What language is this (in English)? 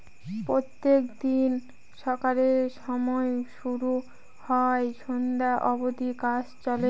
Bangla